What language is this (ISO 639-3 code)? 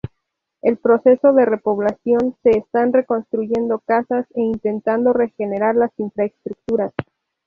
spa